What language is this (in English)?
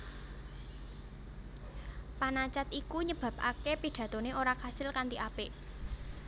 Javanese